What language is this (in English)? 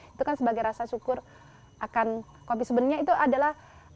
Indonesian